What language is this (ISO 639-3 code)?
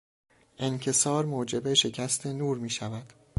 fas